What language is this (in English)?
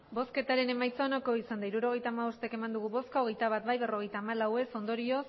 Basque